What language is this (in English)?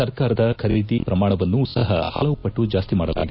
Kannada